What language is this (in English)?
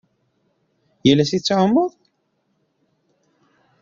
Kabyle